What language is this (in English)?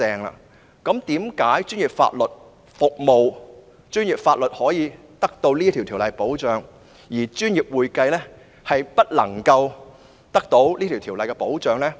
Cantonese